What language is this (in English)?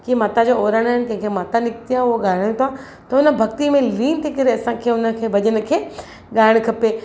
Sindhi